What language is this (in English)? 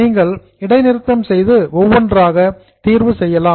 Tamil